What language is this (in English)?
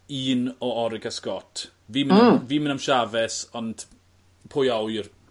Welsh